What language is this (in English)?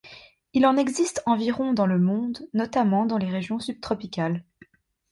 French